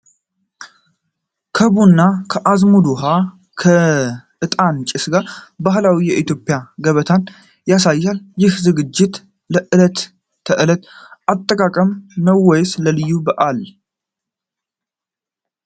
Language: Amharic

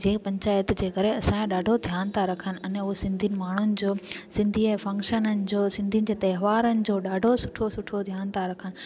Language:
Sindhi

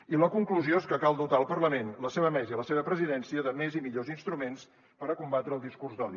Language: Catalan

